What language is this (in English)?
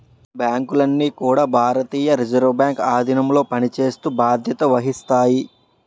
Telugu